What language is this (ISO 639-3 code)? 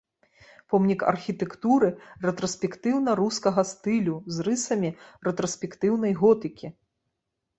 bel